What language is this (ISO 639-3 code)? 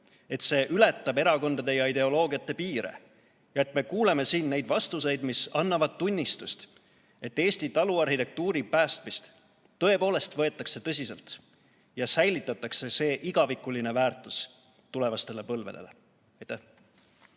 est